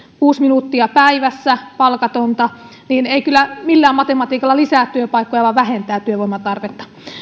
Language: Finnish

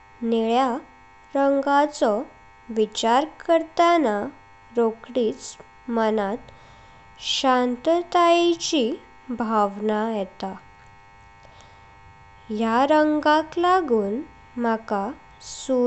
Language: Konkani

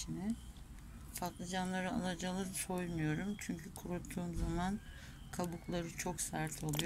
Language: Turkish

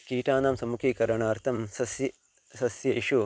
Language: Sanskrit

